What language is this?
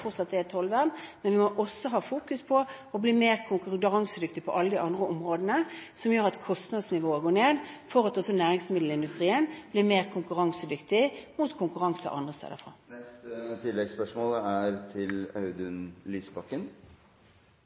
Norwegian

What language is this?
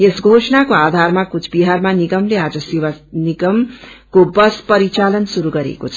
Nepali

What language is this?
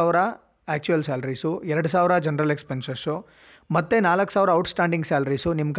Kannada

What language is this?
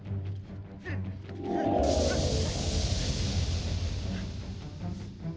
Indonesian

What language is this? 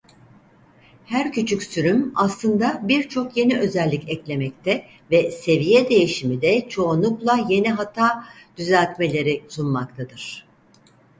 Turkish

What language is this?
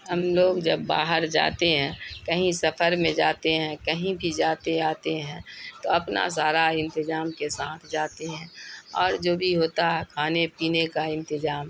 Urdu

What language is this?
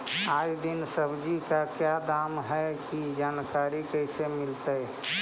Magahi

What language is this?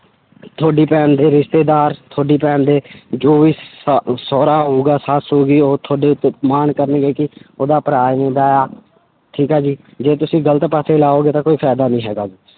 Punjabi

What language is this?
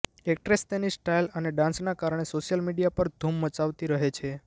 Gujarati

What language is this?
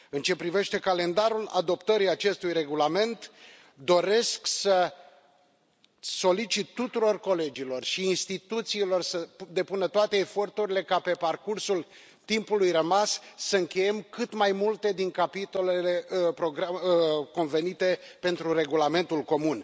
Romanian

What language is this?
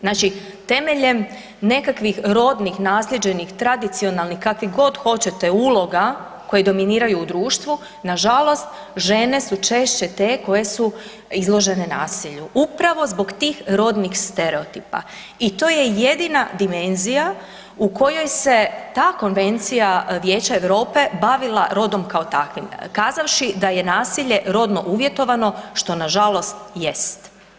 Croatian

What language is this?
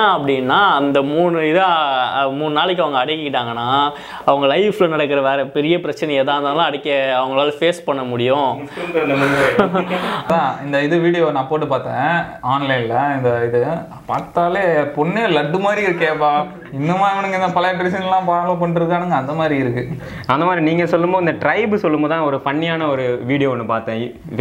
Tamil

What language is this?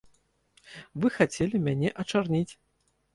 Belarusian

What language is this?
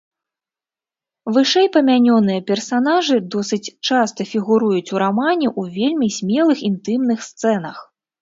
Belarusian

